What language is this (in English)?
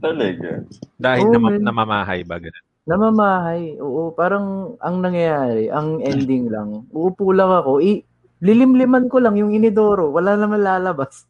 Filipino